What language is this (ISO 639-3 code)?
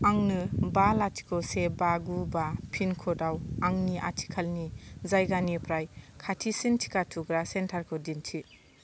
brx